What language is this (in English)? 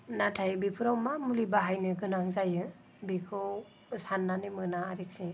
Bodo